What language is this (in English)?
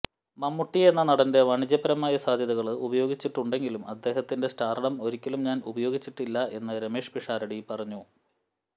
Malayalam